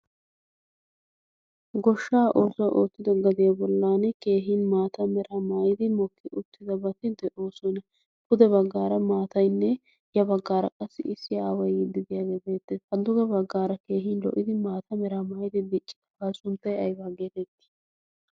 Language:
Wolaytta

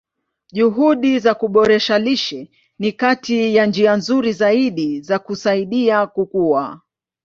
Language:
Swahili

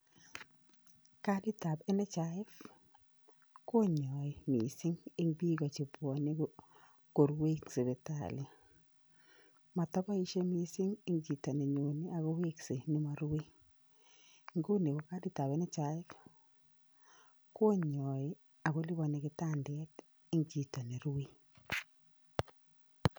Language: Kalenjin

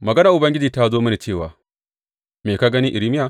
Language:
Hausa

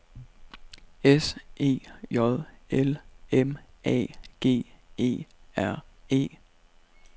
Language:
Danish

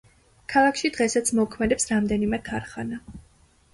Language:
Georgian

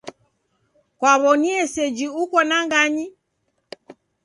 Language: Taita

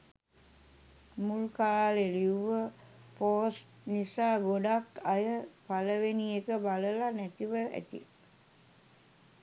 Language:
Sinhala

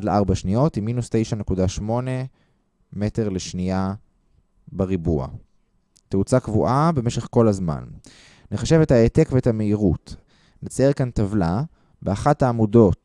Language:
Hebrew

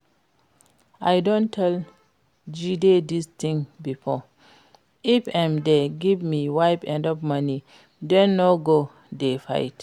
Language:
Nigerian Pidgin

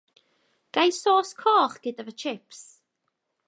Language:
Welsh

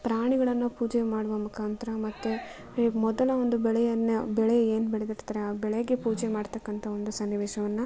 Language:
Kannada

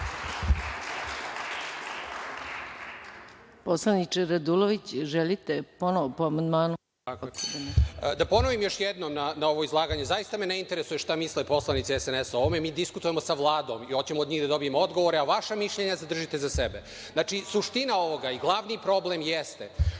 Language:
Serbian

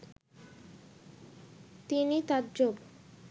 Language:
Bangla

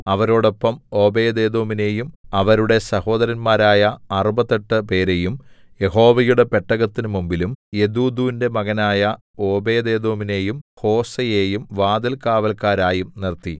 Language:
Malayalam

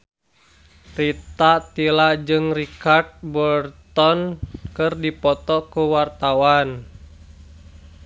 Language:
Sundanese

